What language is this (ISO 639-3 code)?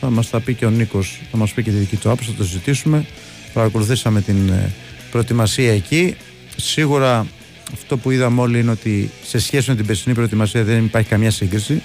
ell